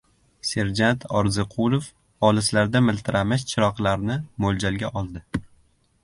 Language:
Uzbek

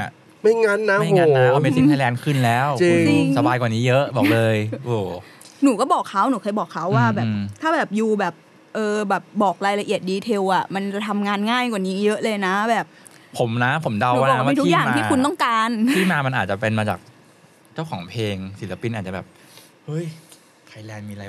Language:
Thai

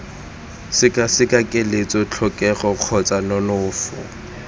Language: Tswana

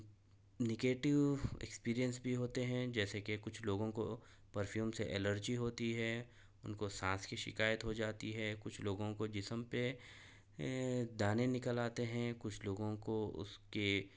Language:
Urdu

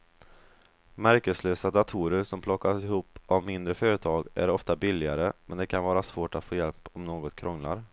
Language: Swedish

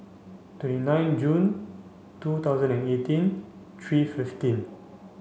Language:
English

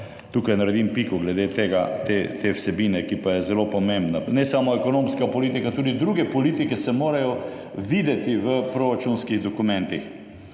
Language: Slovenian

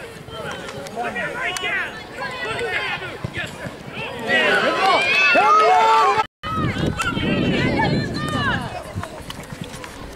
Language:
Swedish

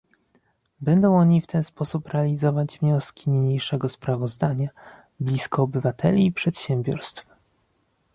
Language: Polish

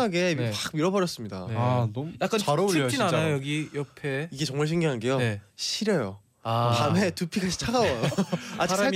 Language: Korean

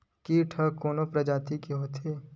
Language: Chhattisgarhi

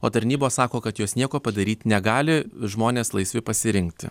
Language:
Lithuanian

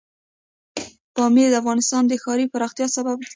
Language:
Pashto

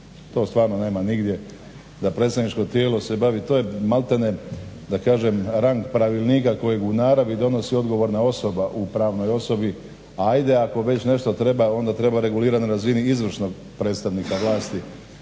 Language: Croatian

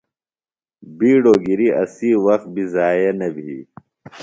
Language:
Phalura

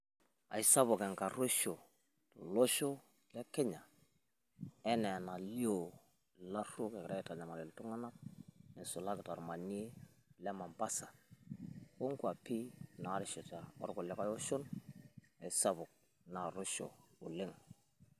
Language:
Masai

